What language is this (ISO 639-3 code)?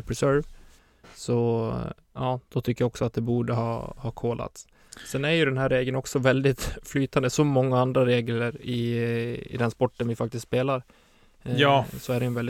swe